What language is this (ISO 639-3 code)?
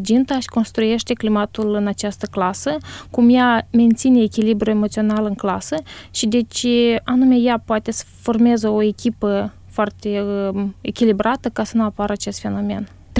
ron